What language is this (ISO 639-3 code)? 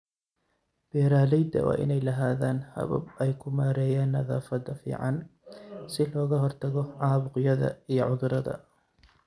som